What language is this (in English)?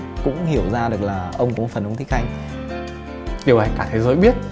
Vietnamese